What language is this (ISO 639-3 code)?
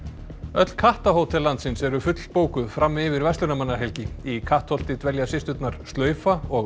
isl